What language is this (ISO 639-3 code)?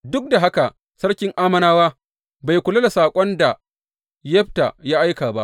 hau